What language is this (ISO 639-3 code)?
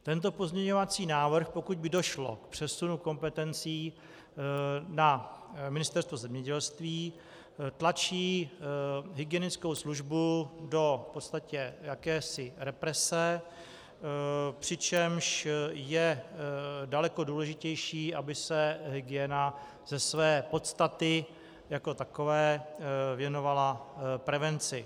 ces